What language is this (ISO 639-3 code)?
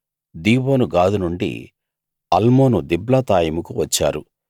tel